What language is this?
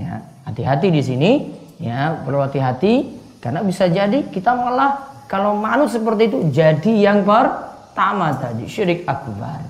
Indonesian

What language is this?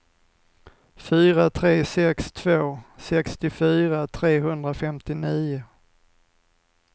Swedish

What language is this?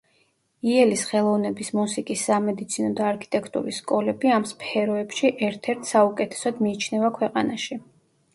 Georgian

